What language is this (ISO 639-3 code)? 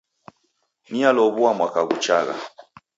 dav